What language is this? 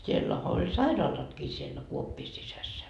Finnish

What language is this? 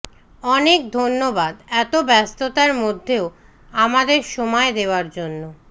Bangla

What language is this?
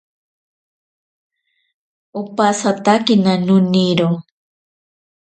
Ashéninka Perené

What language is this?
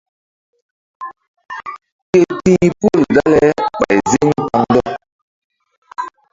Mbum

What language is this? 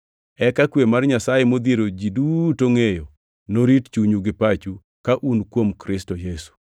Luo (Kenya and Tanzania)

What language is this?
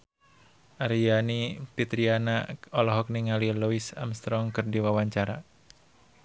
Sundanese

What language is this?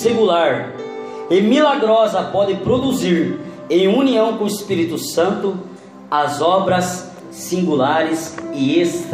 Portuguese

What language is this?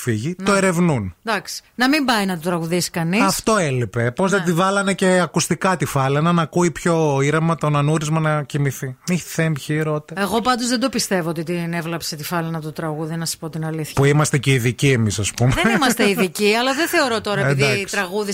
Greek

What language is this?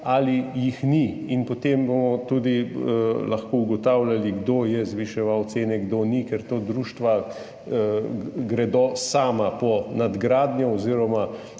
Slovenian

